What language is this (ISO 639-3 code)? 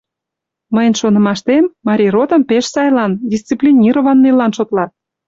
chm